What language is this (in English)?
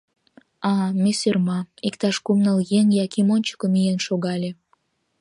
Mari